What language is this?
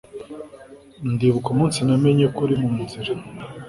Kinyarwanda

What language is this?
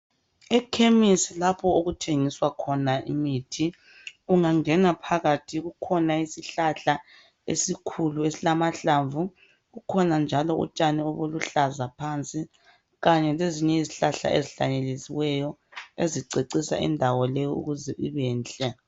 North Ndebele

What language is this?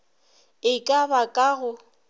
Northern Sotho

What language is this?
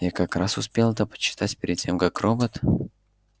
Russian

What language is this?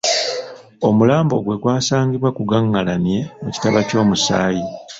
Ganda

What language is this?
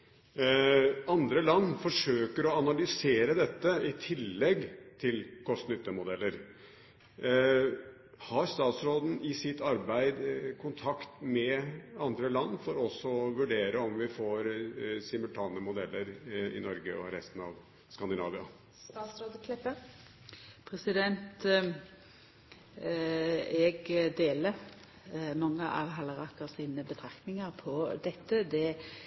Norwegian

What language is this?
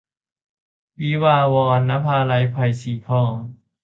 Thai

